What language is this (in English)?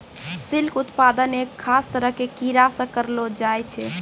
Maithili